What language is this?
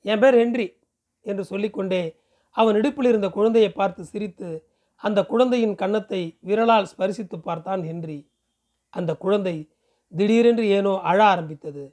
Tamil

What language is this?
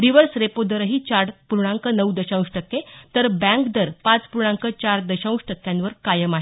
Marathi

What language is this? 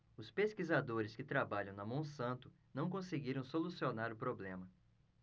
Portuguese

